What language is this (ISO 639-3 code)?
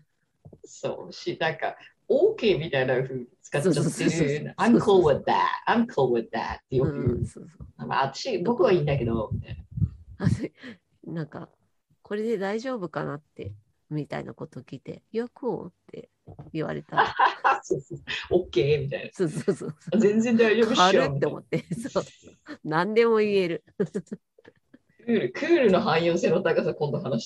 jpn